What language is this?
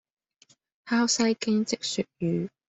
Cantonese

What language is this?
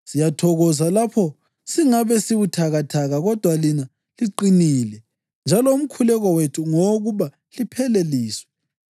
North Ndebele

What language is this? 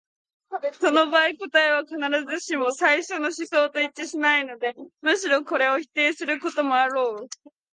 Japanese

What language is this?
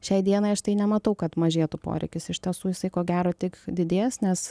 Lithuanian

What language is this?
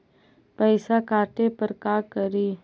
Magahi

